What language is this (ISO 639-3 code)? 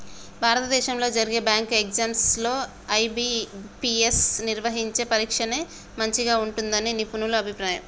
tel